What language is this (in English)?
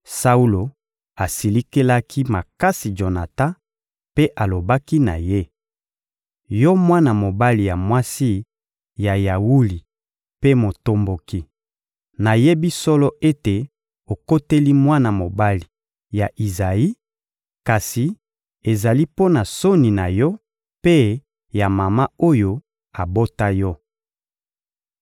Lingala